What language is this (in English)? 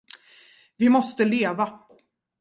Swedish